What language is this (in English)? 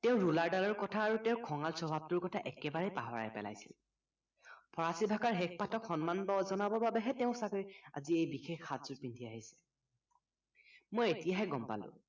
Assamese